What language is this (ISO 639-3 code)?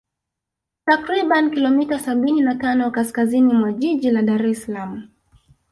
swa